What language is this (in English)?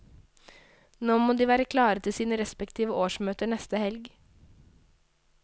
Norwegian